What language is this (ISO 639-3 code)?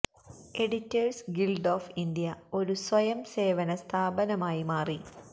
mal